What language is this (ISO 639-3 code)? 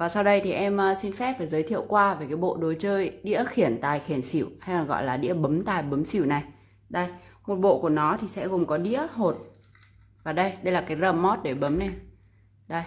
vie